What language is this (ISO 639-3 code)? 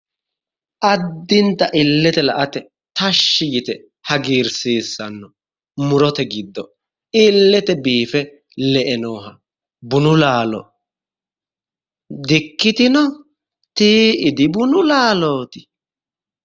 sid